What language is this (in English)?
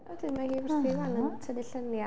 Welsh